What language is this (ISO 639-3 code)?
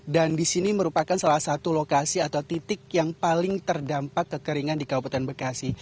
ind